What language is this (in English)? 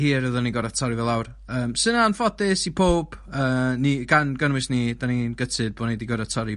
Welsh